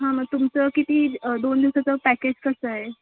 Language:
Marathi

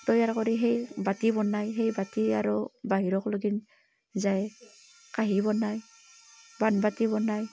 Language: Assamese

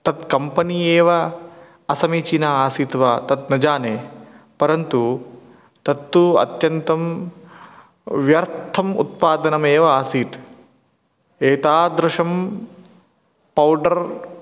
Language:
Sanskrit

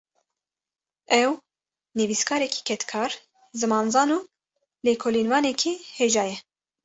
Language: Kurdish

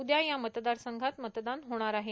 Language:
Marathi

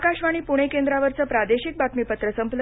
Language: Marathi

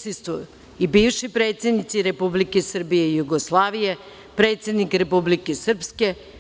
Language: Serbian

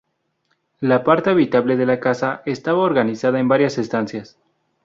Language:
Spanish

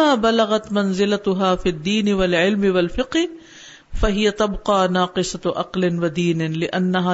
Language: Urdu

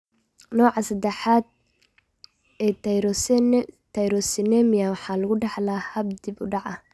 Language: Somali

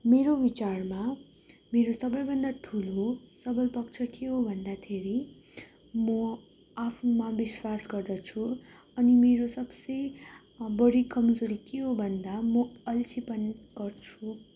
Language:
Nepali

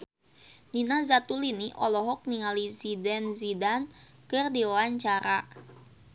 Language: Sundanese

